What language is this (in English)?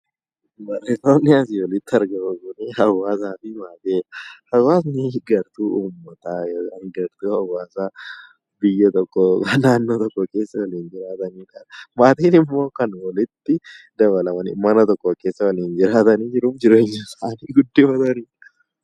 Oromo